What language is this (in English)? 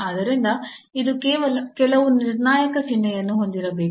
Kannada